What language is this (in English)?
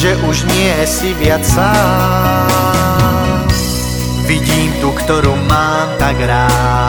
Croatian